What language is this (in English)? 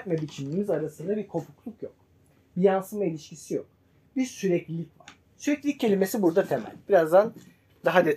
Turkish